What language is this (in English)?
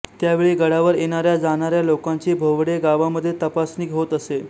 Marathi